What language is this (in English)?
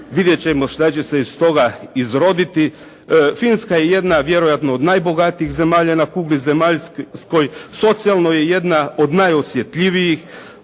Croatian